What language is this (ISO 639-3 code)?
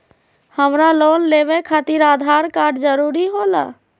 mag